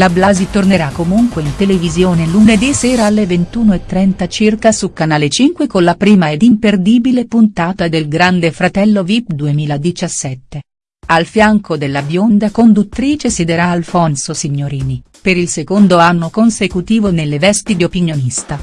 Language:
Italian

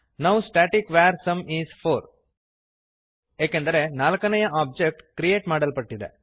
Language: Kannada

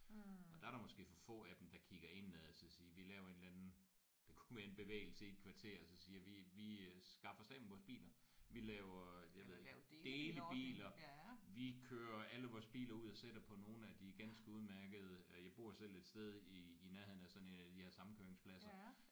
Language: Danish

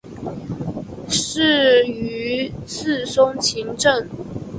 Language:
Chinese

